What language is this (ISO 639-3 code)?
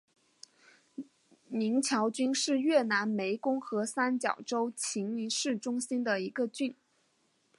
zho